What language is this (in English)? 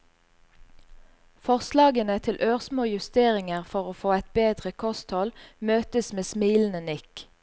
Norwegian